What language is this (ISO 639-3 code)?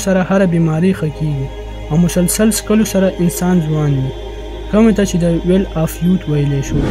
ara